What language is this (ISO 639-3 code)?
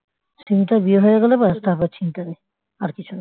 ben